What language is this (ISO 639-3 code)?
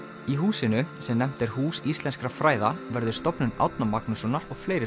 isl